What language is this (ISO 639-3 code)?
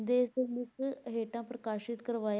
pan